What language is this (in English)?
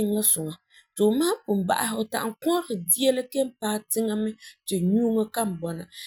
Frafra